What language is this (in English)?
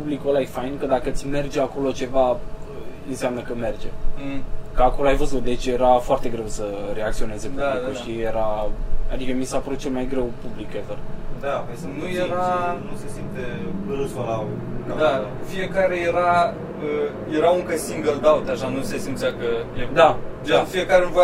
Romanian